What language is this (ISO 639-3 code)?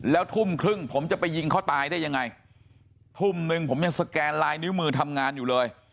tha